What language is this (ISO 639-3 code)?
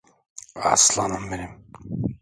tur